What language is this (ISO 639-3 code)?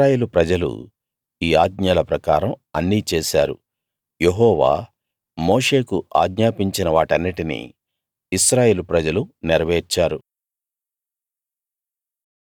tel